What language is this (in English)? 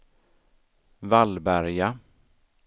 Swedish